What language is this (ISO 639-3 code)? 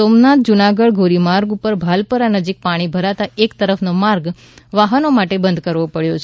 guj